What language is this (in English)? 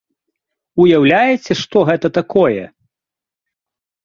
Belarusian